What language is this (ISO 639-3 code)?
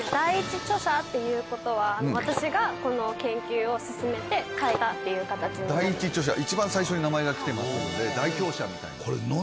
jpn